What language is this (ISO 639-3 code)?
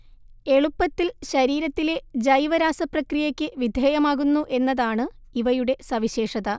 mal